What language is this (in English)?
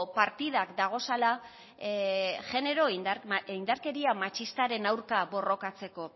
Basque